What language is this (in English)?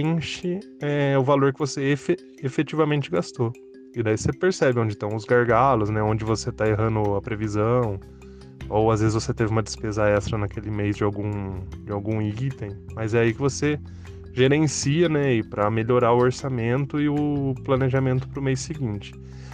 Portuguese